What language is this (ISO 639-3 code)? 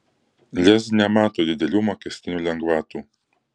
lit